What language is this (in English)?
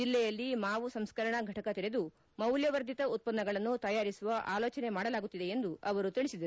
Kannada